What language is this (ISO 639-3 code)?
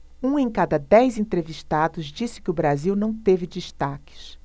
por